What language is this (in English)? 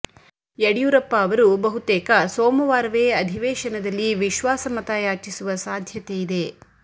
Kannada